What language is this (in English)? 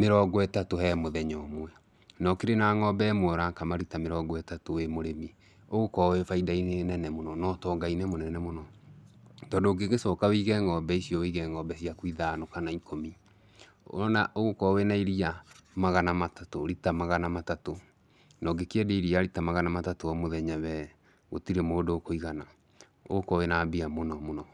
Kikuyu